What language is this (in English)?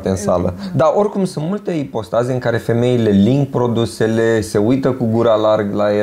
Romanian